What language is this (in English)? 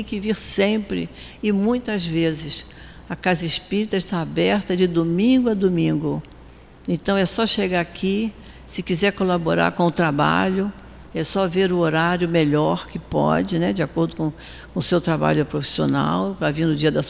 Portuguese